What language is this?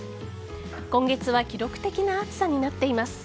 Japanese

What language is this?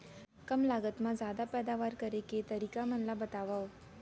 Chhattisgarhi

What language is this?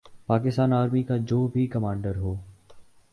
Urdu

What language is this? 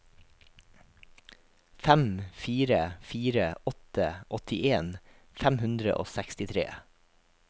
Norwegian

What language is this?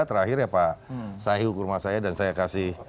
Indonesian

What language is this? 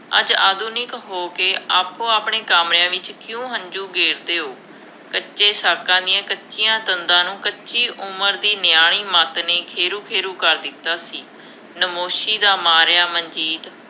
Punjabi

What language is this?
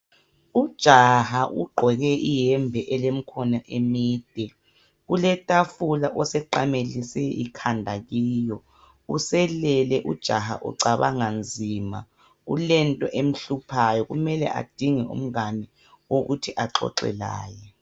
North Ndebele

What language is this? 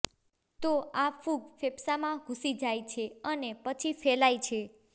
Gujarati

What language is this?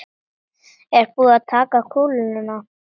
Icelandic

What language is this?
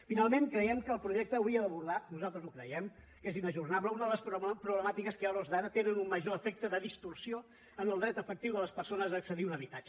Catalan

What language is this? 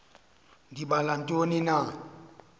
Xhosa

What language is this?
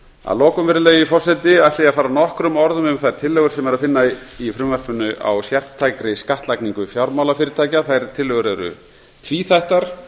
Icelandic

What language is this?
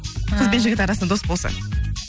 Kazakh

